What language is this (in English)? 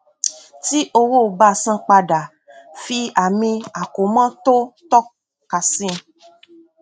Yoruba